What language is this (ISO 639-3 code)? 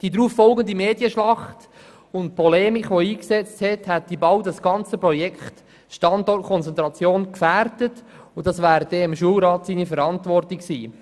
gsw